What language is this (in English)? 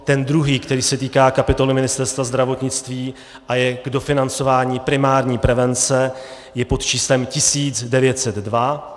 Czech